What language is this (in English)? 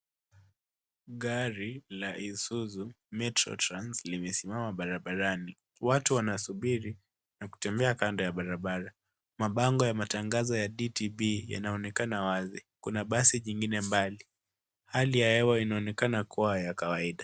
Swahili